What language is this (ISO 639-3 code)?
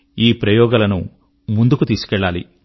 tel